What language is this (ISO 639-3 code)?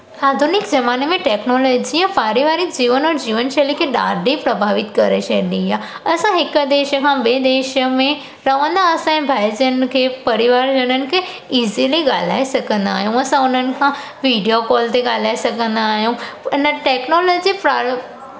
snd